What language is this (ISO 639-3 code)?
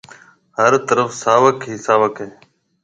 mve